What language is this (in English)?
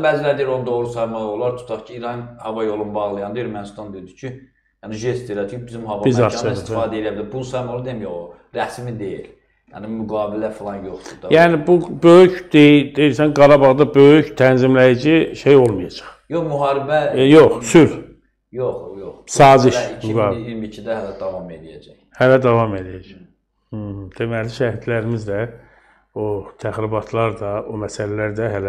Turkish